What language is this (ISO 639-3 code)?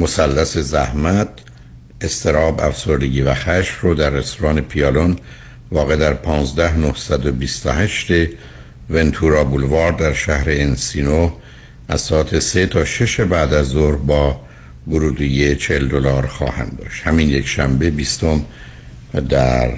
fas